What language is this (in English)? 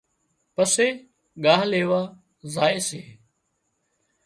Wadiyara Koli